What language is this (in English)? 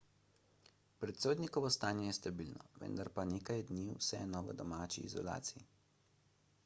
Slovenian